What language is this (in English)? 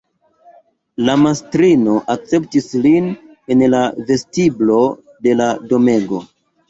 Esperanto